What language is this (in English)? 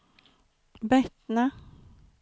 Swedish